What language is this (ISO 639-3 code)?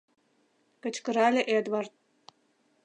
chm